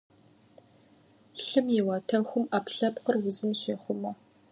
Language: Kabardian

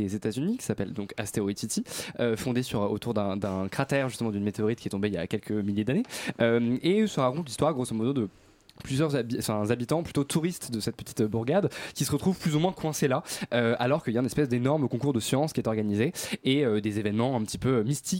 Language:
French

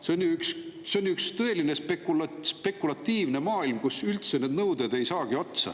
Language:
Estonian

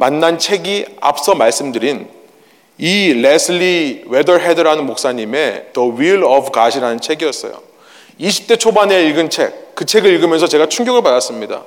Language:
Korean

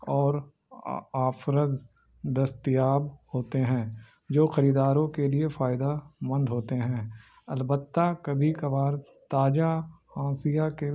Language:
Urdu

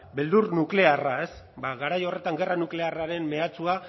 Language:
Basque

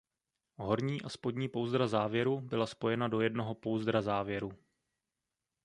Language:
Czech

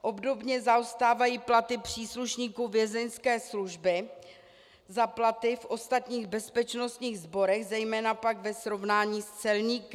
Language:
Czech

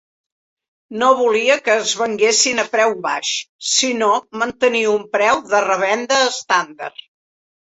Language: Catalan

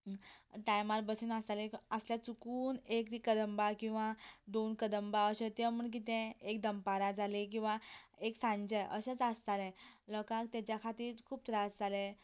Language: Konkani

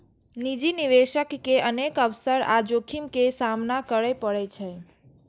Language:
Maithili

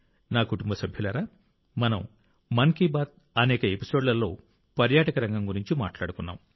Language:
Telugu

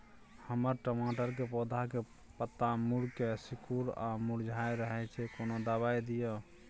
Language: Maithili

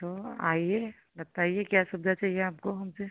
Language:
Hindi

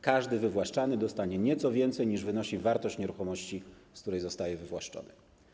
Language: Polish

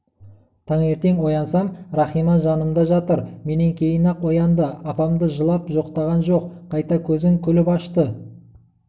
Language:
Kazakh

